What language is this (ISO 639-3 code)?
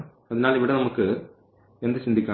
mal